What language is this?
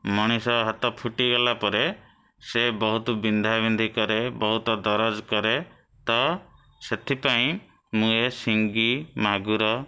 Odia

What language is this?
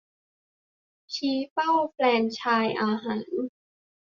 Thai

